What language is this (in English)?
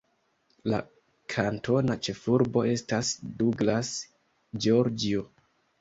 Esperanto